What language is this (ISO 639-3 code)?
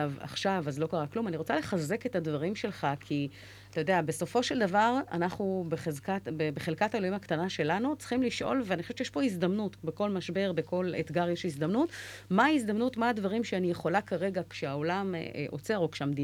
heb